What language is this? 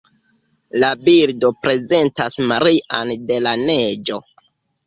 Esperanto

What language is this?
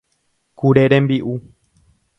Guarani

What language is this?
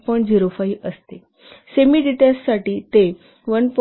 Marathi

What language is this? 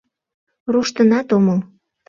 Mari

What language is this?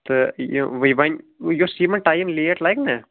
Kashmiri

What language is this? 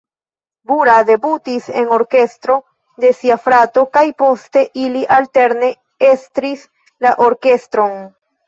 Esperanto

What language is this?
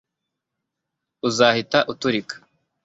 Kinyarwanda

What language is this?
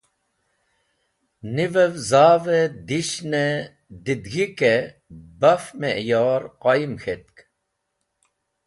Wakhi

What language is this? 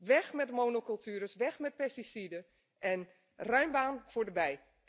Dutch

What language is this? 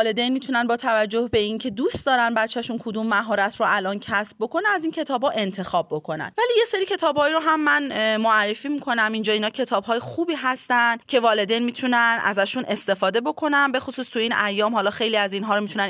Persian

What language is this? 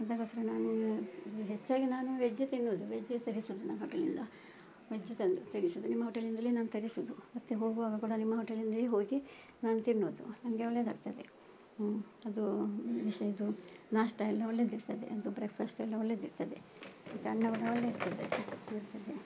Kannada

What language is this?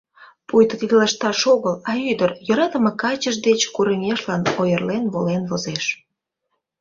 Mari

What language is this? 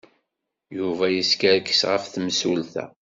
Kabyle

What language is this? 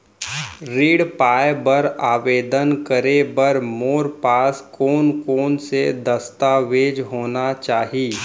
Chhattisgarhi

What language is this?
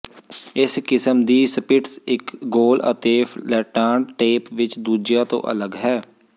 Punjabi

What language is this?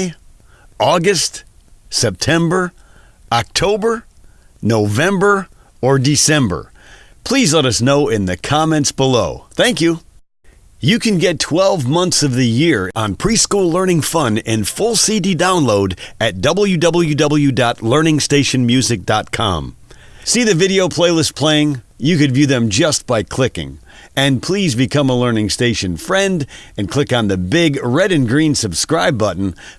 English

